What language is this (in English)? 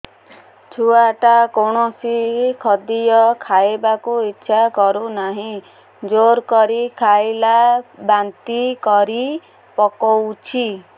Odia